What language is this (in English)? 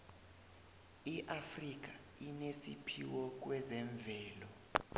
South Ndebele